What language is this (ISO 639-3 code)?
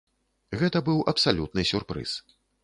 bel